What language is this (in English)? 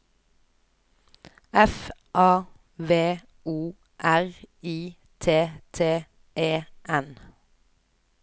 Norwegian